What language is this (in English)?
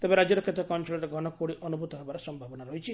Odia